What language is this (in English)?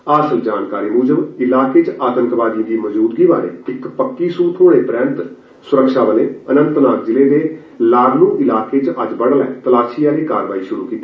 Dogri